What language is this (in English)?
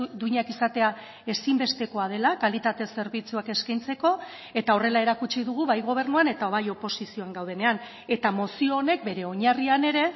Basque